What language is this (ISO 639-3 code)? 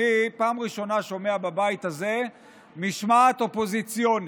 heb